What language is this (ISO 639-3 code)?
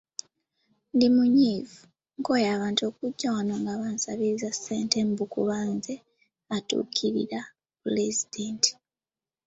lug